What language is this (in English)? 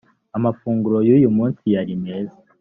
Kinyarwanda